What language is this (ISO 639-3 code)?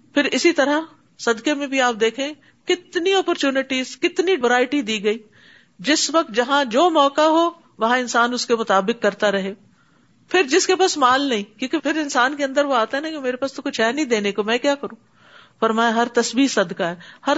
urd